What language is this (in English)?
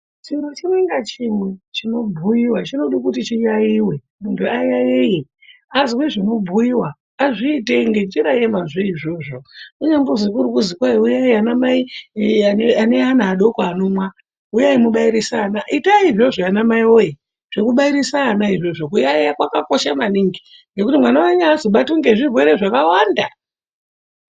Ndau